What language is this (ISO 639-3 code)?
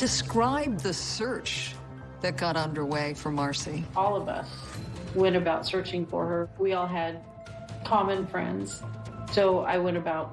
eng